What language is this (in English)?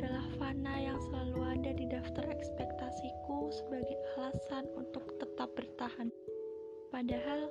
Indonesian